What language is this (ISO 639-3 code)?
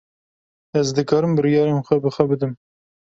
kur